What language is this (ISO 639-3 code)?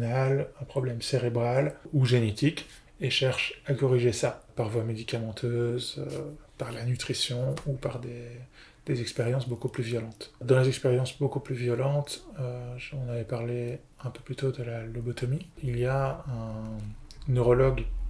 fra